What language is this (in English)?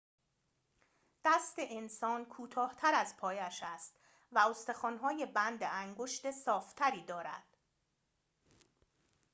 Persian